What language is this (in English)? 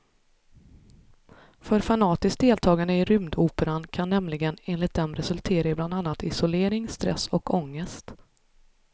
Swedish